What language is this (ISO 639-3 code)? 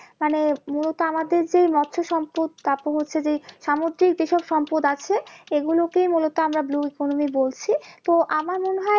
ben